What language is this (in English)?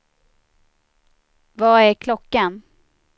Swedish